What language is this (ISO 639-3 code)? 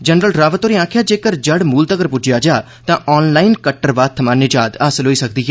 doi